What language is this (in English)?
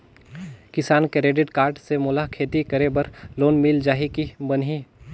Chhattisgarhi